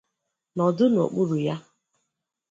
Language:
Igbo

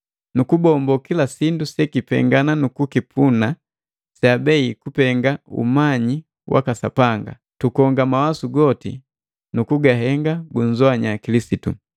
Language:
Matengo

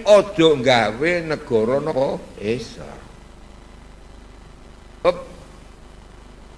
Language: Indonesian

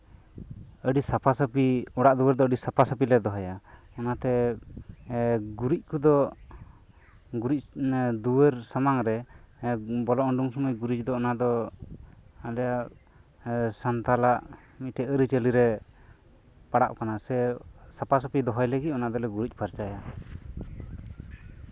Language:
Santali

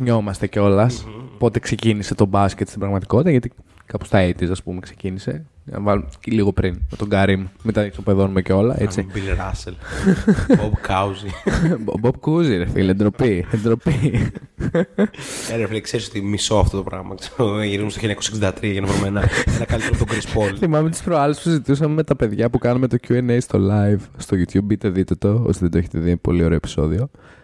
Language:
Greek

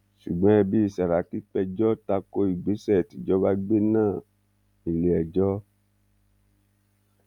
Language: Yoruba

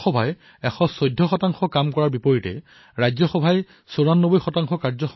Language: Assamese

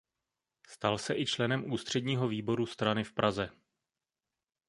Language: Czech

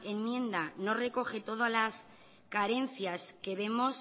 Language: Spanish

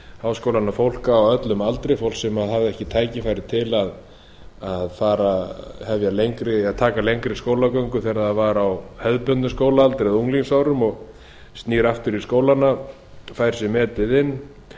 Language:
Icelandic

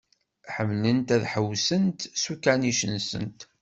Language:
Kabyle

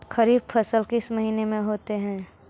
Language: Magahi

